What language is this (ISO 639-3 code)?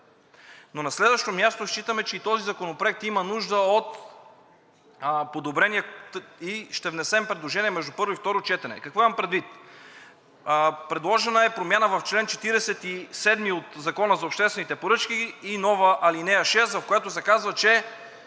bul